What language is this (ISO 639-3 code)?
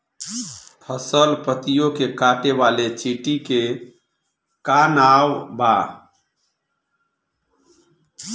bho